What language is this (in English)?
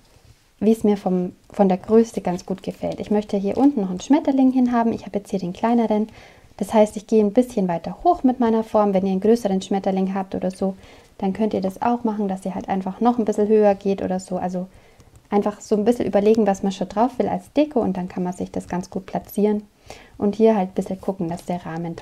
German